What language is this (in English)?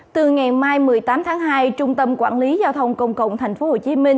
Vietnamese